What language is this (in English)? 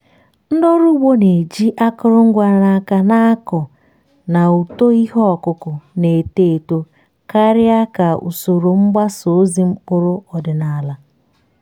Igbo